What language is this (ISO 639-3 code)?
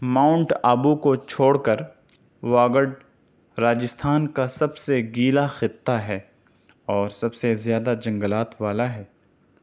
urd